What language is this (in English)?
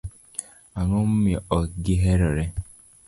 Luo (Kenya and Tanzania)